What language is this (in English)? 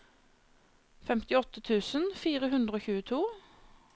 Norwegian